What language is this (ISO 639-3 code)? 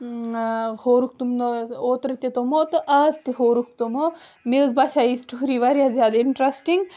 kas